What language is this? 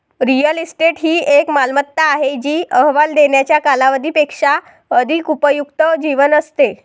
Marathi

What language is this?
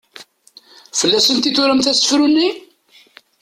Kabyle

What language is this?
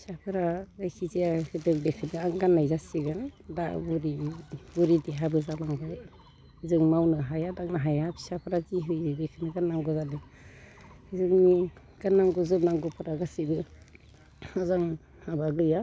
Bodo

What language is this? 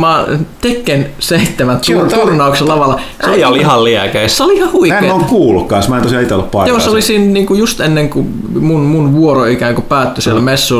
Finnish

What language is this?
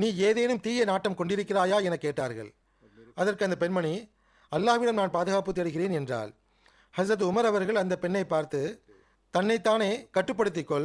Tamil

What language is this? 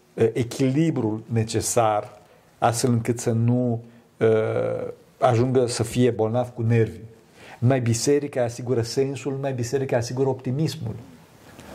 Romanian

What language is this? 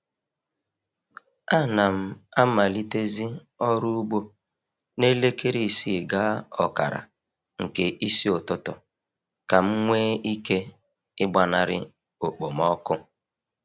Igbo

